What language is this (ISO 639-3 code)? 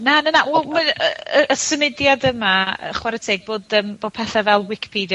cym